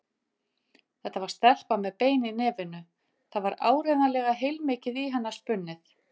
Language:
Icelandic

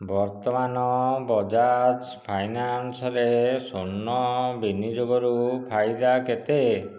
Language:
Odia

